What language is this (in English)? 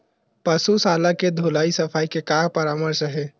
Chhattisgarhi